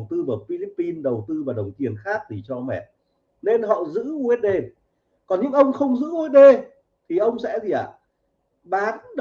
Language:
Vietnamese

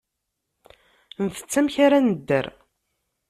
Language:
Kabyle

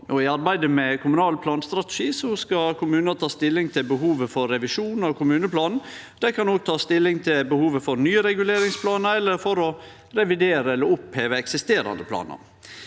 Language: Norwegian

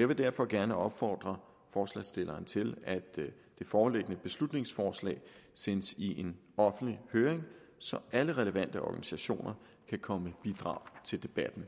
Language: Danish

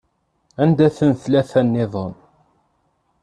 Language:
Kabyle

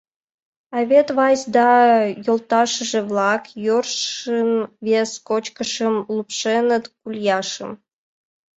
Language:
Mari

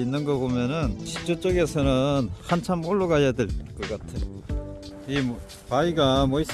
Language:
Korean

